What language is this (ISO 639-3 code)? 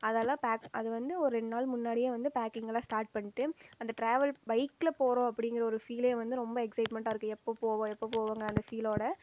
tam